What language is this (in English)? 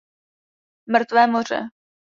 Czech